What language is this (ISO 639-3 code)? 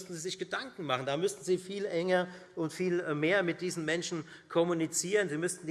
deu